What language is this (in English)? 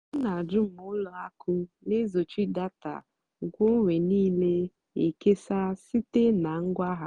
Igbo